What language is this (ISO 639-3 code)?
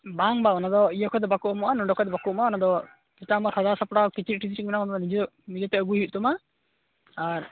sat